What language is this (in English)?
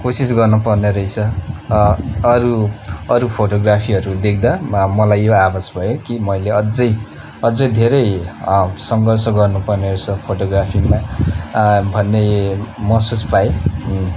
Nepali